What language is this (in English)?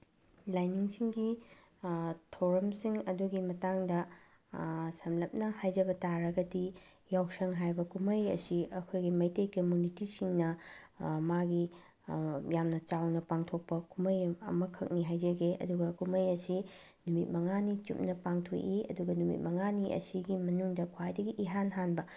Manipuri